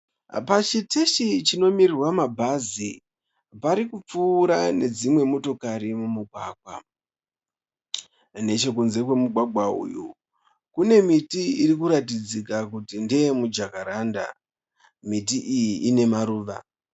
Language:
Shona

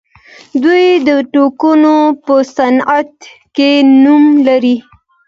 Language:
Pashto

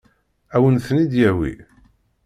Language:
Kabyle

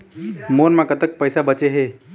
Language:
Chhattisgarhi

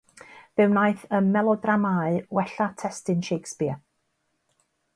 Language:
Welsh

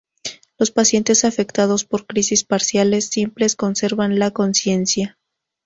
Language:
Spanish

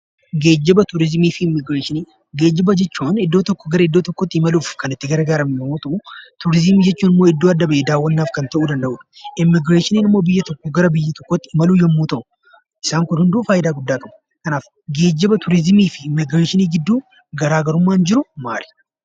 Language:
Oromo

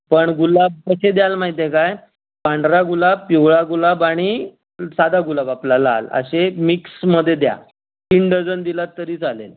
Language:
Marathi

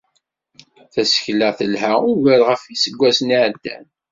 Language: Kabyle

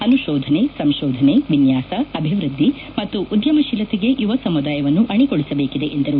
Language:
Kannada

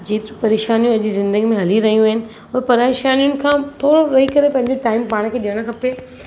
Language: Sindhi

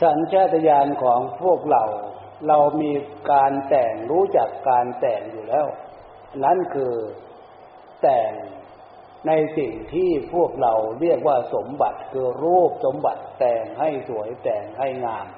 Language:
Thai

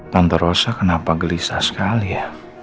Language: Indonesian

